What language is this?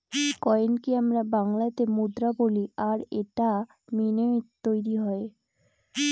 Bangla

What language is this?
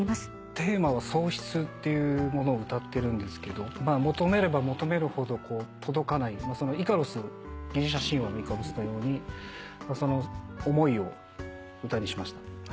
Japanese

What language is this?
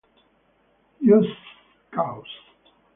Italian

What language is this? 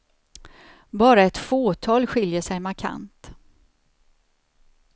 Swedish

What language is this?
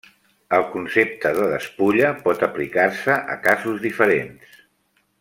Catalan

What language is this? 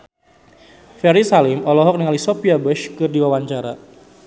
Sundanese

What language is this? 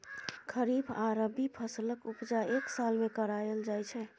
Maithili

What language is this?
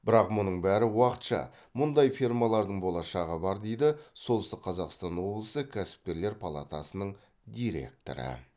Kazakh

